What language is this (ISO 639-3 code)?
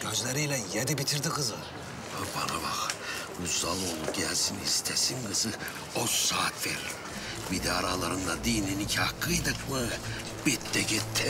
tur